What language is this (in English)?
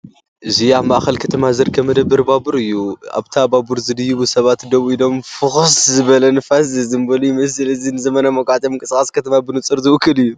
Tigrinya